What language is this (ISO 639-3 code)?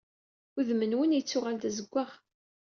kab